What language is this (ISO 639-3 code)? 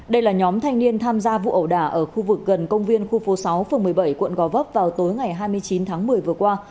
vie